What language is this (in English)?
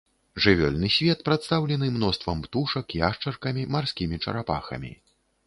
Belarusian